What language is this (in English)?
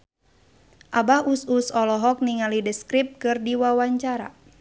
Sundanese